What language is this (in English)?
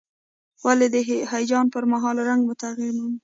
Pashto